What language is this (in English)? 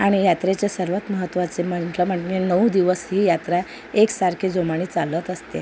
Marathi